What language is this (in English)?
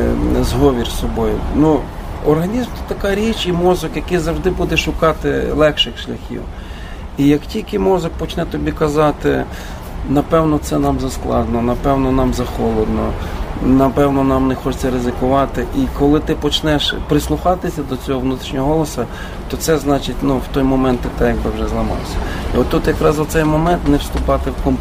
Ukrainian